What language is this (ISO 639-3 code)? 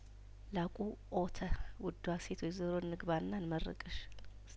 amh